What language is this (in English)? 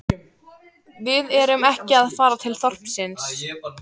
Icelandic